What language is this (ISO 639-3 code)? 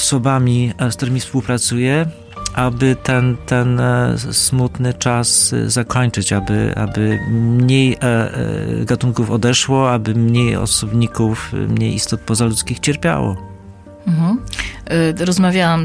pol